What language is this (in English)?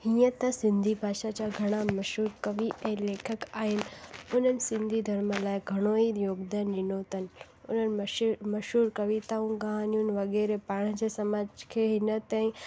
Sindhi